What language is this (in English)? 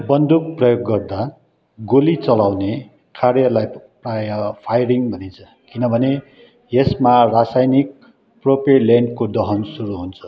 Nepali